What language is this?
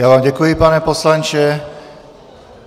Czech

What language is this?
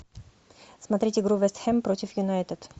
Russian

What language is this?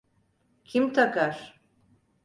Turkish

